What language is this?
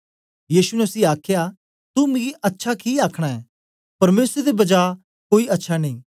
Dogri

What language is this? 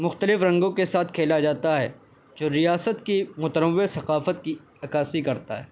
Urdu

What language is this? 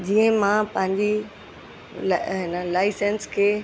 Sindhi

